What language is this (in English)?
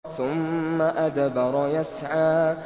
Arabic